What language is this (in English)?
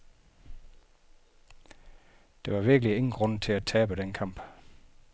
Danish